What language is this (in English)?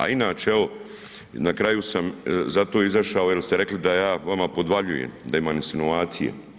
Croatian